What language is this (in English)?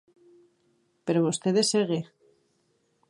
Galician